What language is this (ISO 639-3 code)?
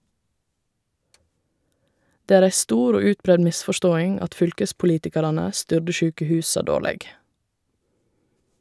nor